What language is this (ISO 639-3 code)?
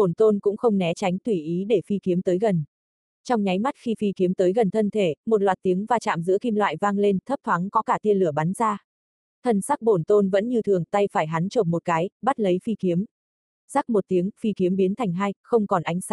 vie